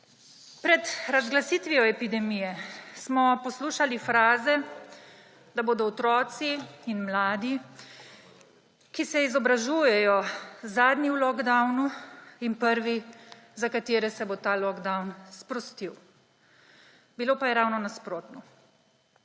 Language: Slovenian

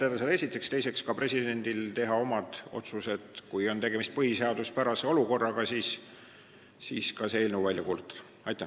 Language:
Estonian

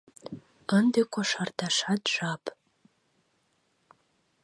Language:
Mari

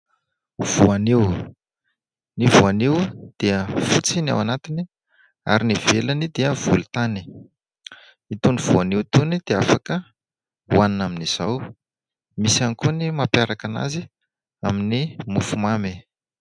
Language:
Malagasy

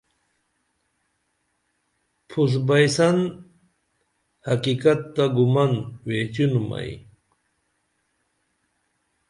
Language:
Dameli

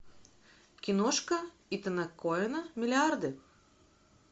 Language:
Russian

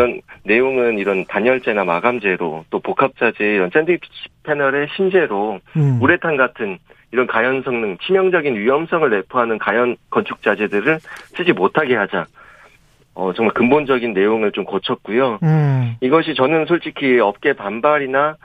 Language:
Korean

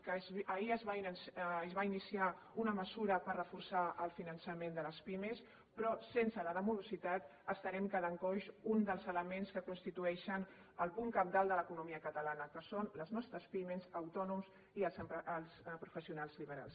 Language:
Catalan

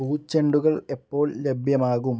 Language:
Malayalam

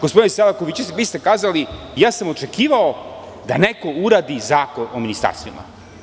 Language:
Serbian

